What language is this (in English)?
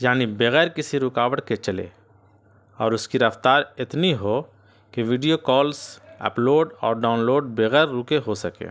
Urdu